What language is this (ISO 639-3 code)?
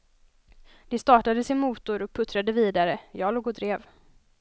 swe